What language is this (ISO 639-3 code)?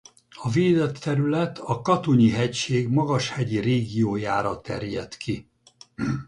hun